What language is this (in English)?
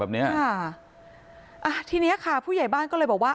Thai